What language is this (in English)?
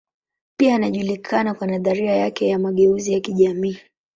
Swahili